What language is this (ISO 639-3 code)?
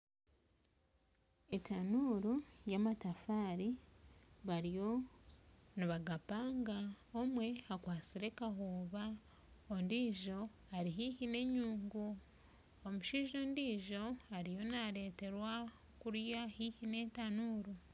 nyn